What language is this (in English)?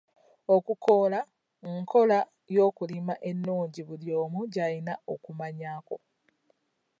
Ganda